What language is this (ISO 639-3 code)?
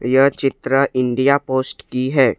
hin